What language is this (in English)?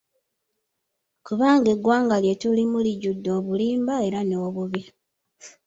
Ganda